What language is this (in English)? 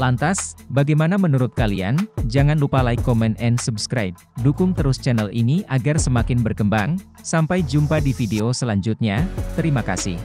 Indonesian